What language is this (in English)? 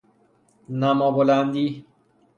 Persian